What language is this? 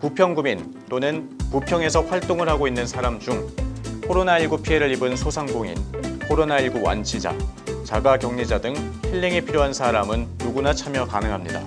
Korean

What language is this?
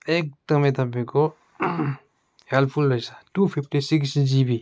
Nepali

